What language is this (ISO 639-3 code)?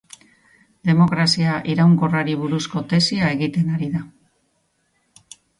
eus